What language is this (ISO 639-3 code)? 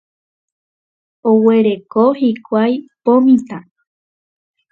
grn